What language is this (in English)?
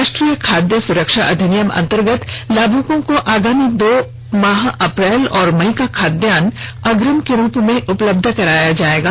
Hindi